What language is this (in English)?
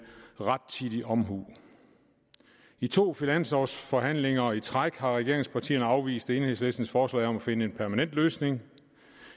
Danish